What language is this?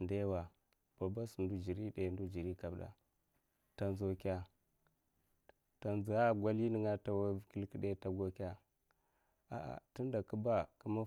Mafa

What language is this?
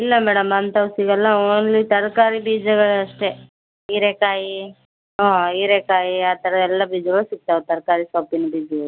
Kannada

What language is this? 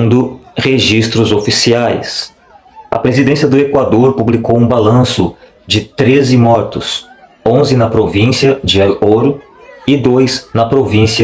Portuguese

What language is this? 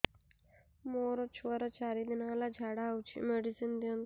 Odia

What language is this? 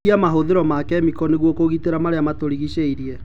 Kikuyu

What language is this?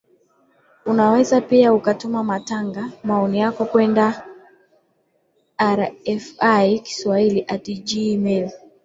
Swahili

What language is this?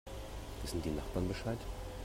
German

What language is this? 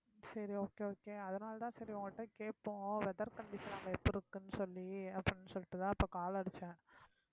Tamil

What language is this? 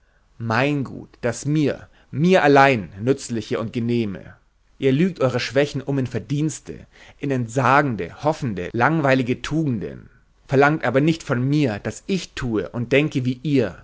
German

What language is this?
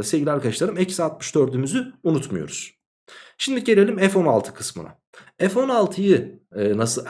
Turkish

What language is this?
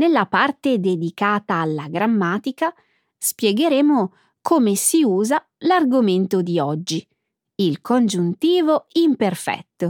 Italian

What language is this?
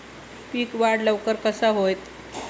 Marathi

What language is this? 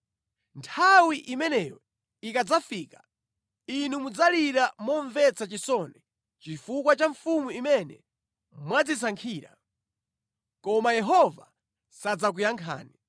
Nyanja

